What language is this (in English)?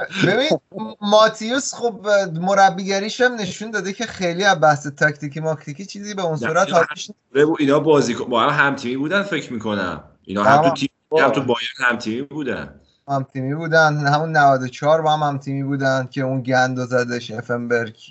Persian